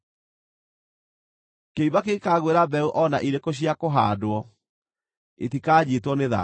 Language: Kikuyu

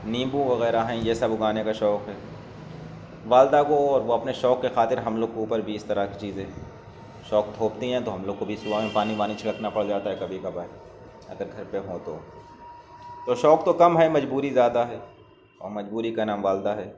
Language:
Urdu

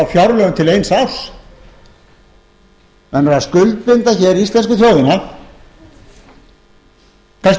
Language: Icelandic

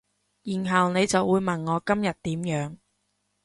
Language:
Cantonese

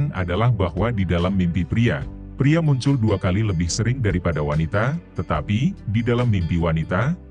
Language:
Indonesian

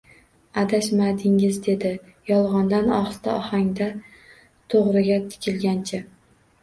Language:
Uzbek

